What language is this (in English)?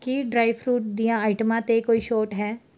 Punjabi